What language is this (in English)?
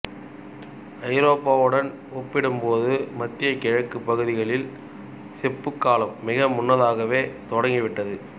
Tamil